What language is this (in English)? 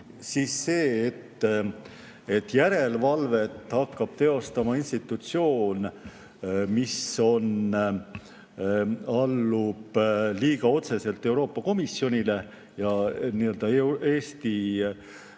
Estonian